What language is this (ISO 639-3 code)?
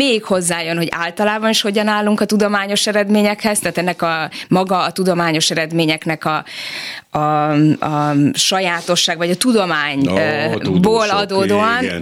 hun